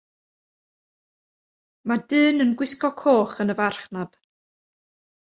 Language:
Welsh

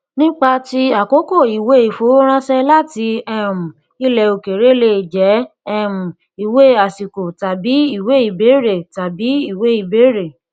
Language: Yoruba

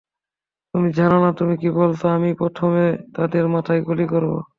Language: Bangla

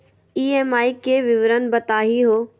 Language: Magahi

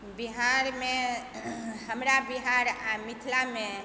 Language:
Maithili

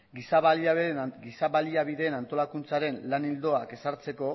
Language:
Basque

